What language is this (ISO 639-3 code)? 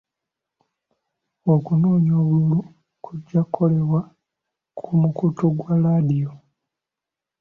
lug